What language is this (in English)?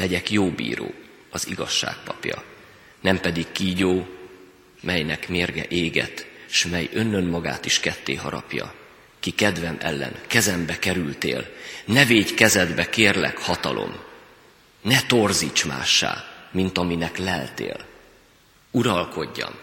Hungarian